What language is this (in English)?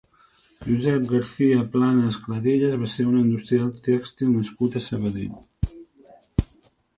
Catalan